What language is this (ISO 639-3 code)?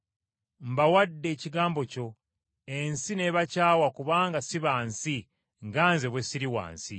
lug